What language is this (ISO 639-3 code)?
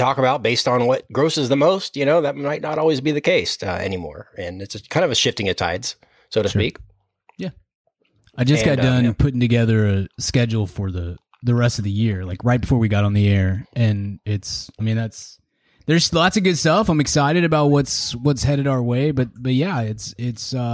eng